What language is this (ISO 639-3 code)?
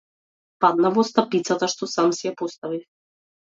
mkd